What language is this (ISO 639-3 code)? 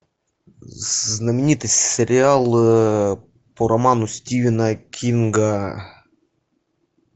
rus